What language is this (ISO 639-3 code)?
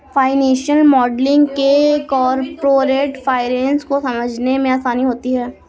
hin